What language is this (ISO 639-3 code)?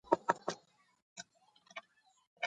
kat